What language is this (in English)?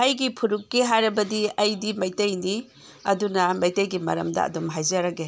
Manipuri